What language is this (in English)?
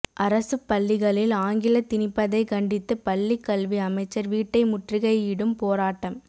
Tamil